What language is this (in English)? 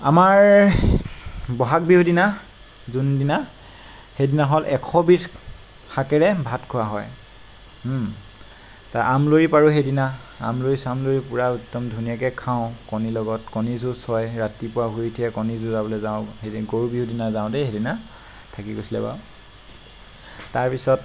Assamese